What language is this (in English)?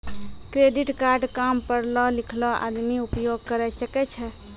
Maithili